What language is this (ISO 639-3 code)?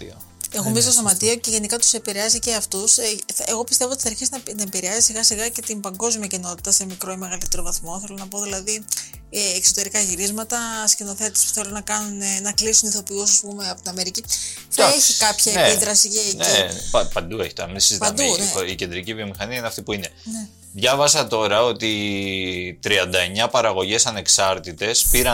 ell